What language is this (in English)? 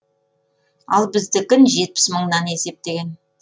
Kazakh